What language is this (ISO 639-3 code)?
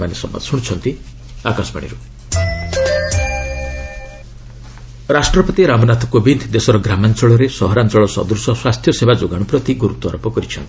ori